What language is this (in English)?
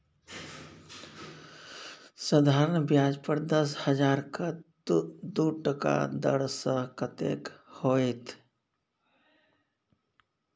Maithili